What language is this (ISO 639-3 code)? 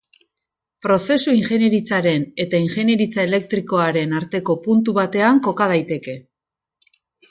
eus